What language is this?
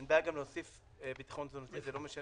Hebrew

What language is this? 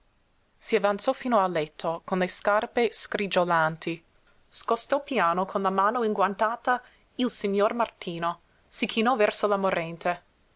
Italian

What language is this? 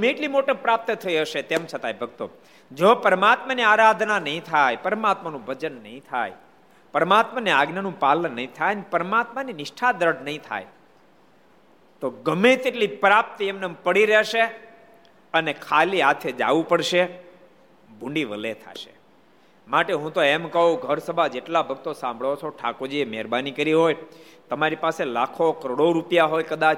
Gujarati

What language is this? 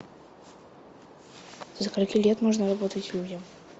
Russian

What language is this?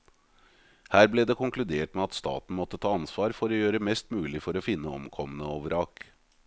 Norwegian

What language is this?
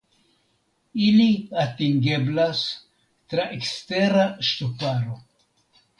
Esperanto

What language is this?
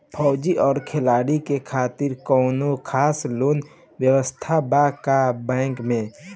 Bhojpuri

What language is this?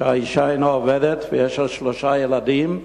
Hebrew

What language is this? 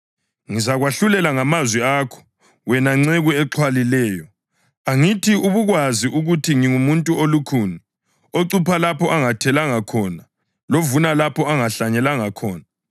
North Ndebele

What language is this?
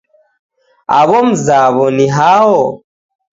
Taita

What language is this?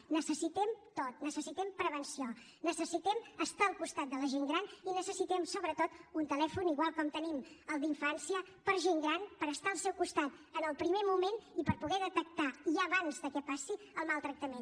Catalan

